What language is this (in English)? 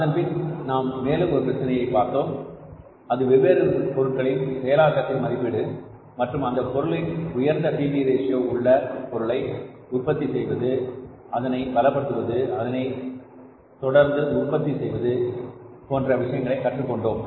Tamil